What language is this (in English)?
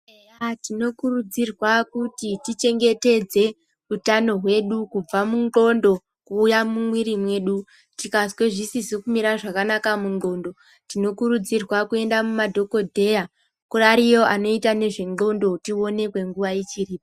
Ndau